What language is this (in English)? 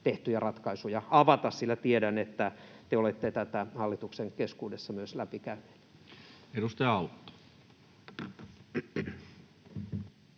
Finnish